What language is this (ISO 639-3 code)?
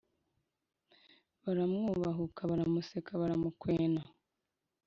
kin